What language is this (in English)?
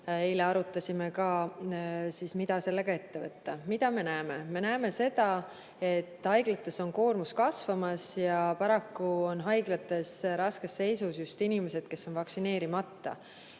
Estonian